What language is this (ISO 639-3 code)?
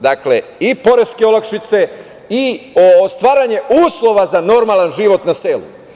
srp